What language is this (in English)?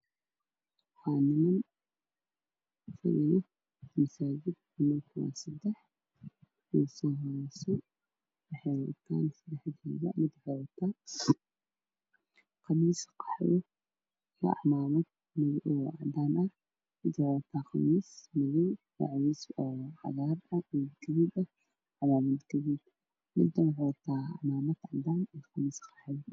Somali